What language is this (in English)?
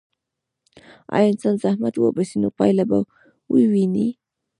Pashto